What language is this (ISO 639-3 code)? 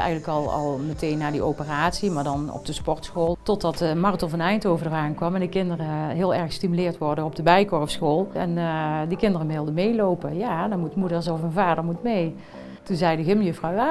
nld